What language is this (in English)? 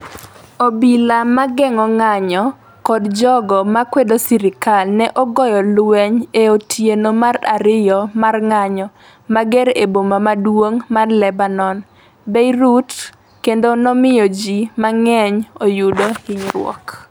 Luo (Kenya and Tanzania)